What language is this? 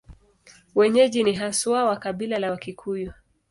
Swahili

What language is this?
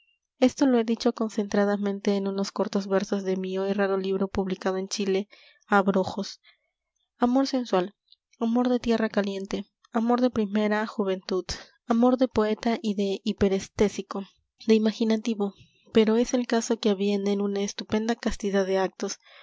Spanish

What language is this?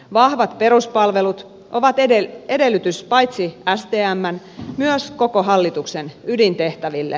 Finnish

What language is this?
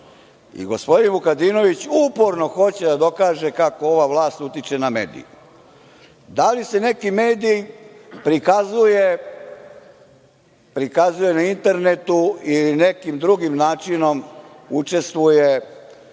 Serbian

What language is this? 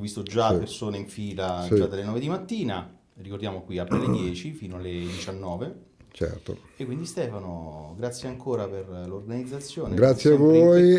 Italian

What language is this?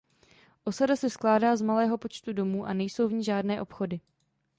Czech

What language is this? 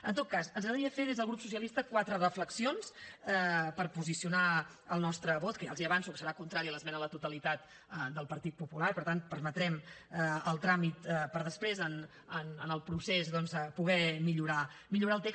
Catalan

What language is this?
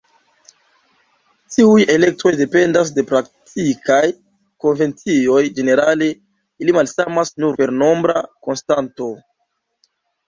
Esperanto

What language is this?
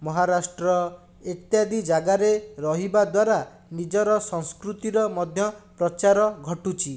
Odia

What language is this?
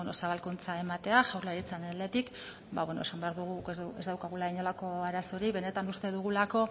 Basque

